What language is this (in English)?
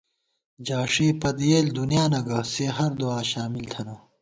Gawar-Bati